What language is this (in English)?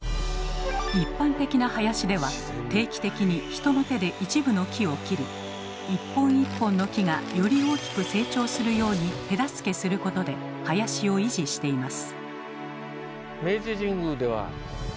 Japanese